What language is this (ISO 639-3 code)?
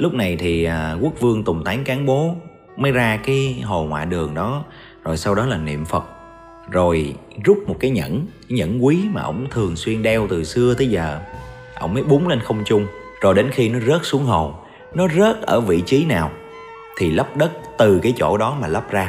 vie